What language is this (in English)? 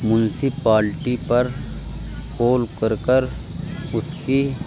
Urdu